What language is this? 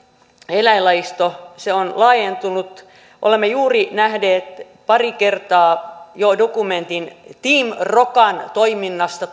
Finnish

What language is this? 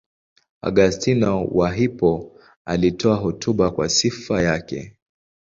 Swahili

